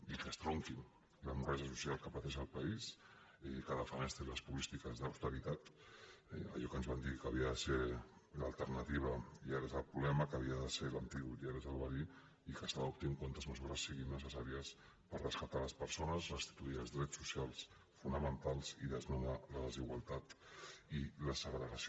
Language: Catalan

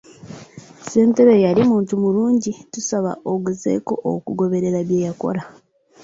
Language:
Ganda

